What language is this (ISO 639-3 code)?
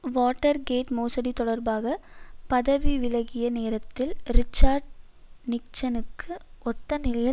tam